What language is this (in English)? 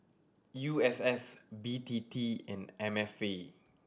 English